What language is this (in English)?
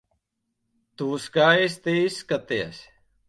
Latvian